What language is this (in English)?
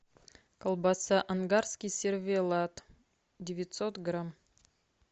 Russian